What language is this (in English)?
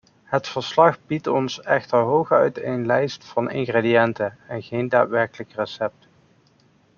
Dutch